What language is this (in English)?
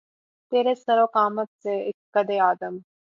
Urdu